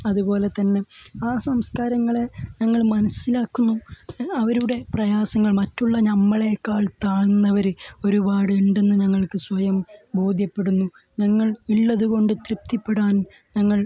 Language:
Malayalam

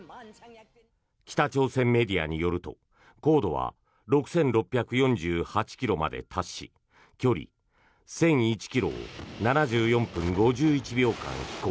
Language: Japanese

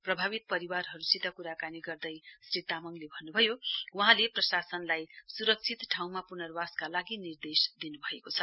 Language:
Nepali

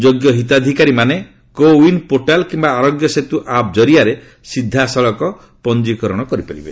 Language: Odia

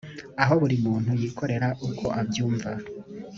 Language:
Kinyarwanda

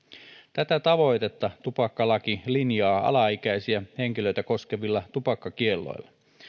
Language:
Finnish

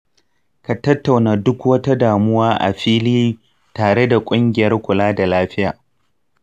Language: Hausa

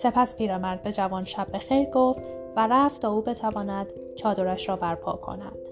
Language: Persian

